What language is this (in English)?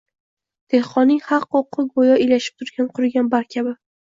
Uzbek